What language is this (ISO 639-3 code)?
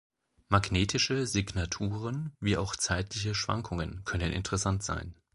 deu